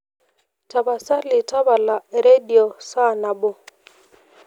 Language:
Masai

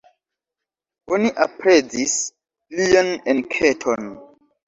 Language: Esperanto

